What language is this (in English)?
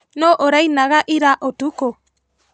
Kikuyu